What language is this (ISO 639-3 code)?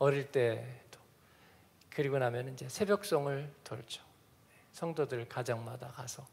kor